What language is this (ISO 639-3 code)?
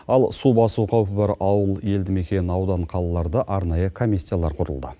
kaz